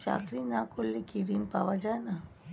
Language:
Bangla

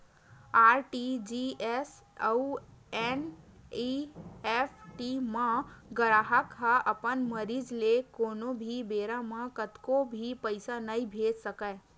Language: Chhattisgarhi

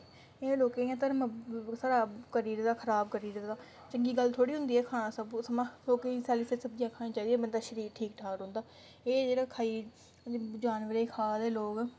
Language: Dogri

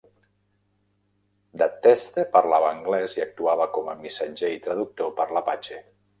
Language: Catalan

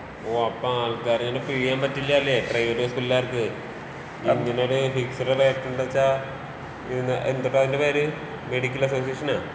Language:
Malayalam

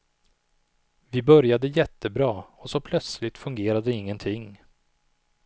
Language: Swedish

